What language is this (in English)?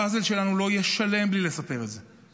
Hebrew